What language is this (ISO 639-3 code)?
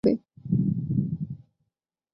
ben